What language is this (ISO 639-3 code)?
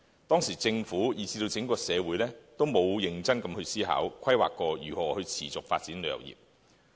yue